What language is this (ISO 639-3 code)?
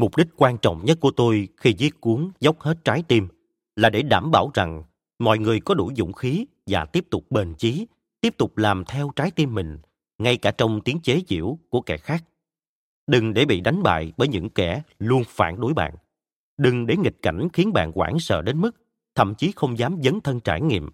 vie